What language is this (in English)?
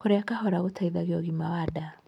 Kikuyu